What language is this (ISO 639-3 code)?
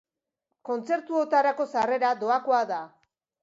eus